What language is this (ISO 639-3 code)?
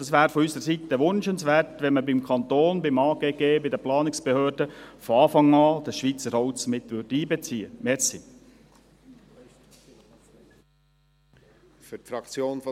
gsw